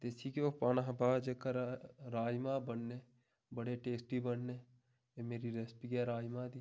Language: Dogri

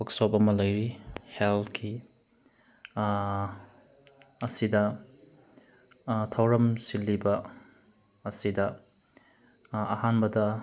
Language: Manipuri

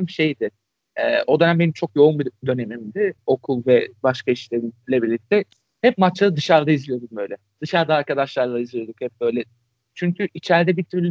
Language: Turkish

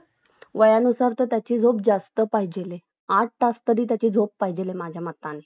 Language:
Marathi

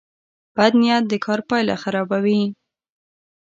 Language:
Pashto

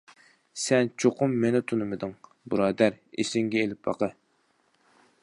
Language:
Uyghur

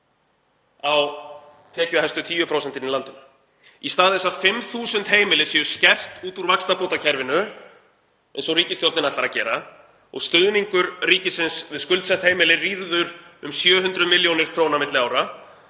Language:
Icelandic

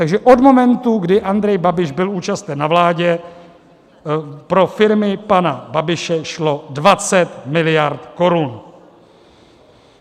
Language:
Czech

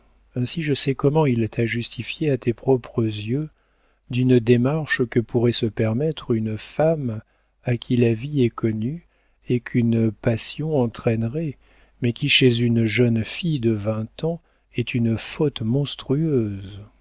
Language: French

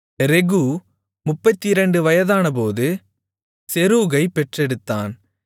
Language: Tamil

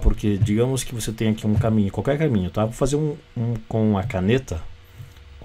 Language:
Portuguese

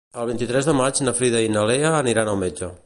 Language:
Catalan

